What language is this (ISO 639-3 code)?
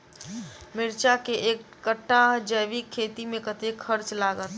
mai